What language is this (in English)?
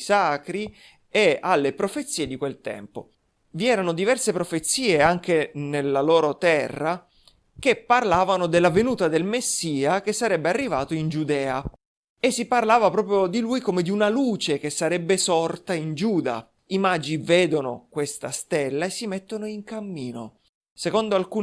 Italian